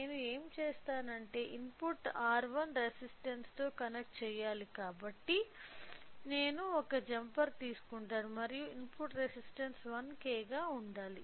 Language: Telugu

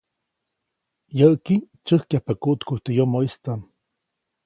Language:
Copainalá Zoque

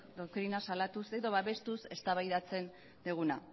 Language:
Basque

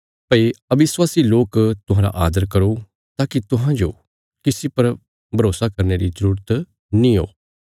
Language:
Bilaspuri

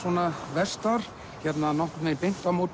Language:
Icelandic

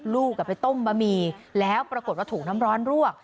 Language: Thai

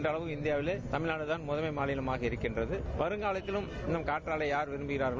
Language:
Tamil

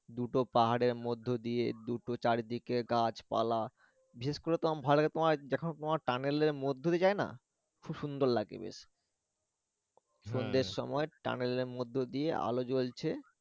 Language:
Bangla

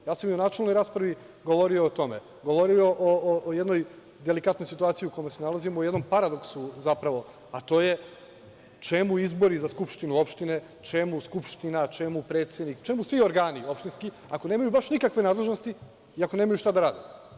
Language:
Serbian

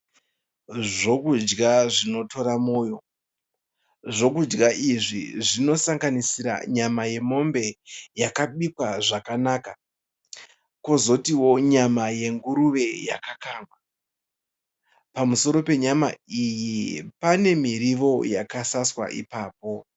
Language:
Shona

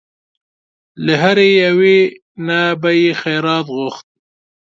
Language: Pashto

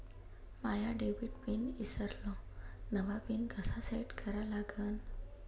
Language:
Marathi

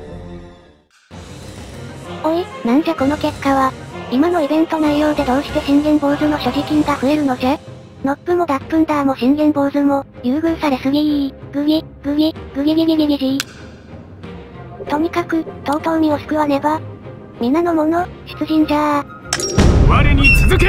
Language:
Japanese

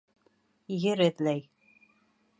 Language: Bashkir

